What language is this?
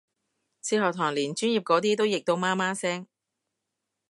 Cantonese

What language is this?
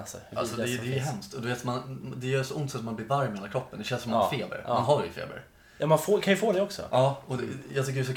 Swedish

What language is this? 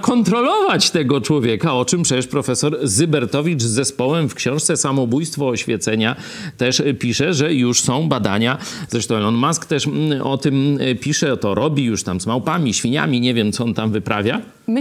Polish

